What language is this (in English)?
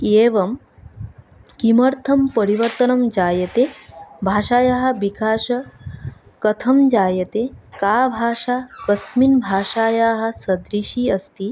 Sanskrit